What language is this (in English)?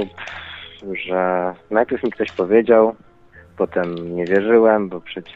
Polish